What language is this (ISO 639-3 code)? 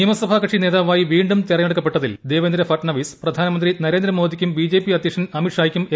mal